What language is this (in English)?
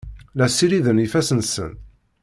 Kabyle